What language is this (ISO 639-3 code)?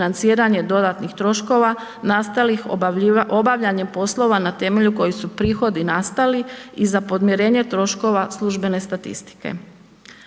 hrv